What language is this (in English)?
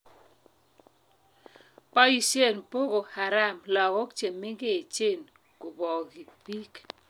Kalenjin